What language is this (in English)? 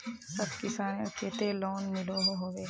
Magahi